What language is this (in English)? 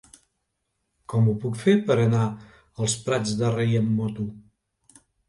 Catalan